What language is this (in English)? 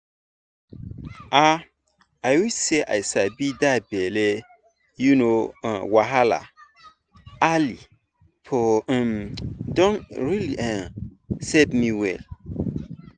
Nigerian Pidgin